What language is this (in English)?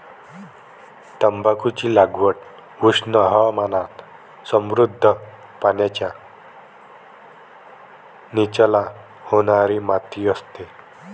Marathi